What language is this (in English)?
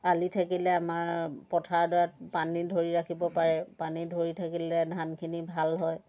Assamese